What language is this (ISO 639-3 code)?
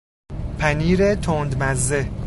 fas